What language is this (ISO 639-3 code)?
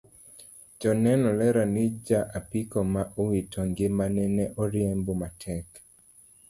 luo